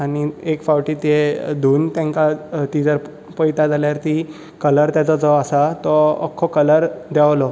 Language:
Konkani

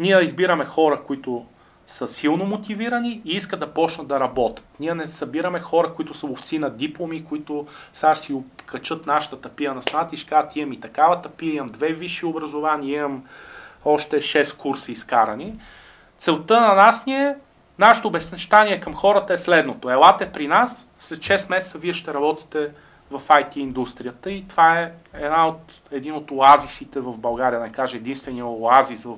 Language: Bulgarian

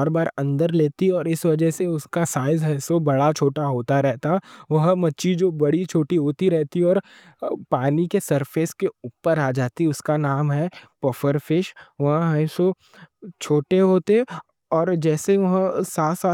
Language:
Deccan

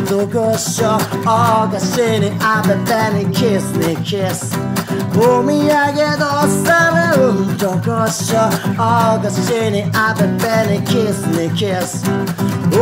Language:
Italian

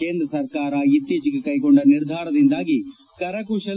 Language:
Kannada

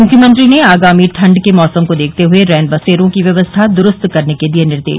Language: Hindi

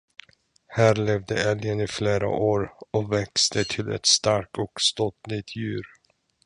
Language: Swedish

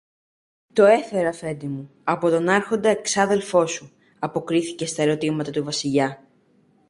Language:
Greek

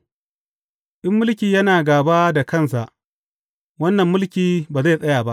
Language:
Hausa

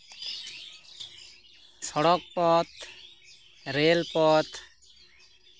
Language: Santali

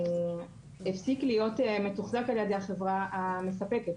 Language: Hebrew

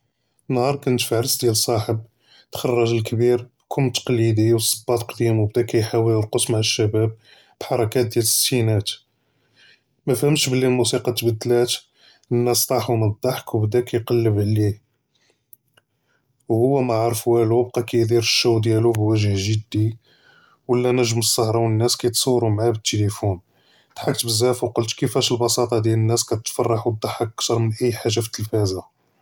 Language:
Judeo-Arabic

